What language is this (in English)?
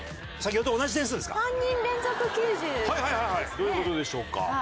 Japanese